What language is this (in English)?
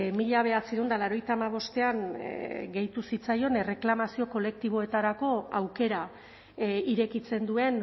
Basque